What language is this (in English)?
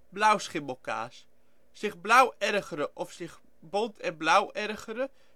Dutch